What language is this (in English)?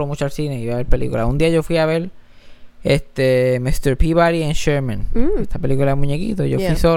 Spanish